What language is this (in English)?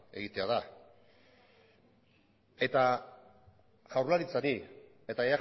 Basque